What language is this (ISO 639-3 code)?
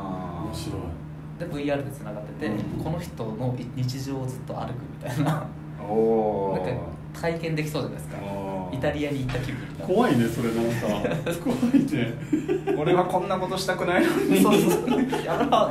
jpn